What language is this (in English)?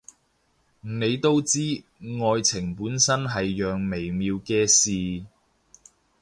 Cantonese